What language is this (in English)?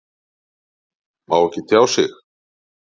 Icelandic